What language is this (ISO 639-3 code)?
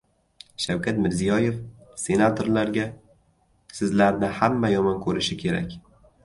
uzb